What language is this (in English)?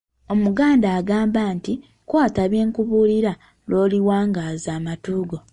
Ganda